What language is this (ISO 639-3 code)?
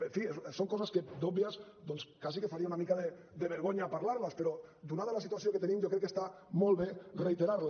cat